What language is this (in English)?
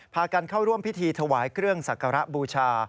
Thai